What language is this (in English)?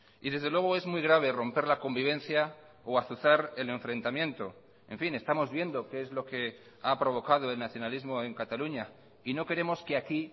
Spanish